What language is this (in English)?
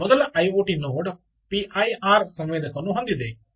Kannada